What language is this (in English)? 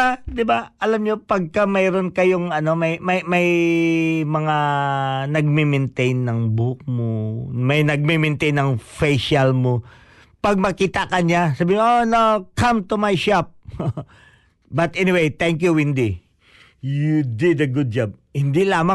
Filipino